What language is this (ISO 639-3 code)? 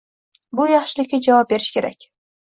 uzb